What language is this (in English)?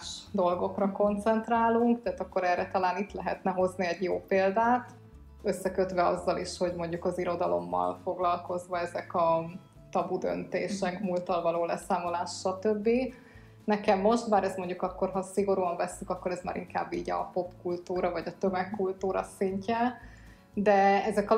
Hungarian